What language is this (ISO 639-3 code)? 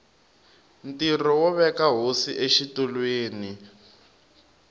tso